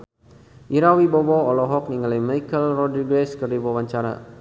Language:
Sundanese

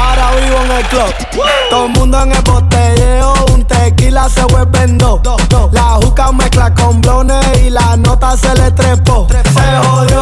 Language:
German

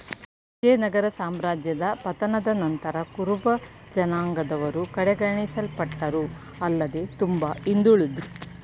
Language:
Kannada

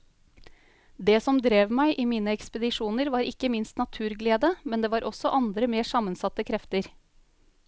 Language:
Norwegian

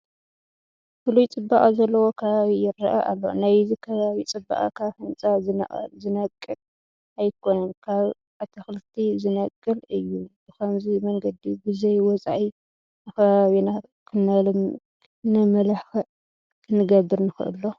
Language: Tigrinya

